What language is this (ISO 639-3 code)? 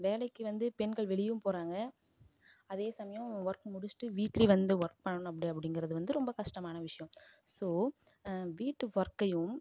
tam